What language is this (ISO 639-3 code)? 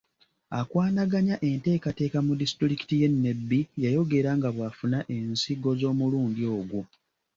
lug